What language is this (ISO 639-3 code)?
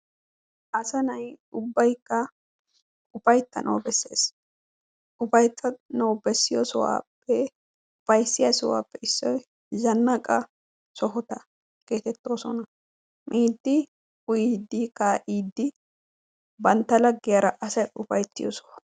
wal